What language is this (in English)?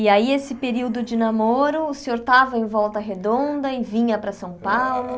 Portuguese